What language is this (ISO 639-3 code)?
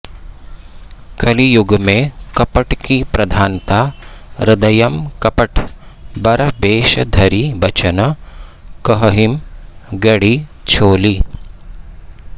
san